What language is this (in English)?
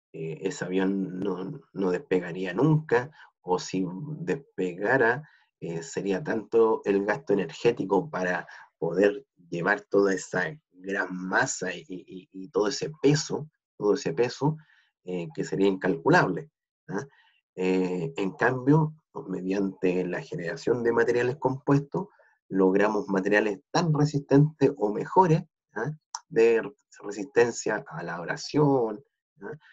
Spanish